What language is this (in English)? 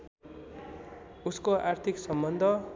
Nepali